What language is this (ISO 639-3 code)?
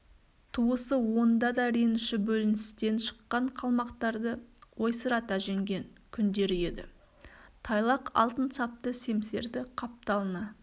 kaz